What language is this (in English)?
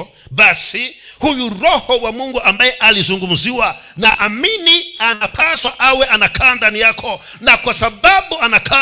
Swahili